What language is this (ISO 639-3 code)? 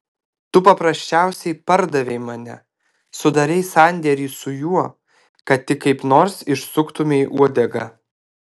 lit